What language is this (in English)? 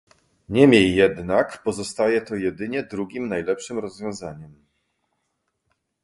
Polish